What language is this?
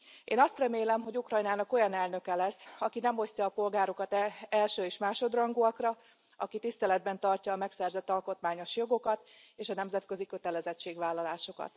Hungarian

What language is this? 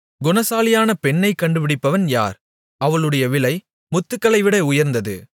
Tamil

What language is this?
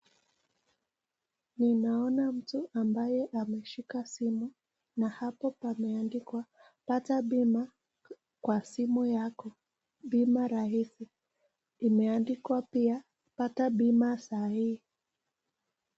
Swahili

